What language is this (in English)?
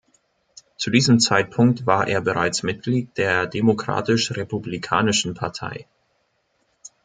German